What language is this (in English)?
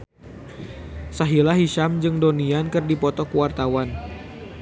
Sundanese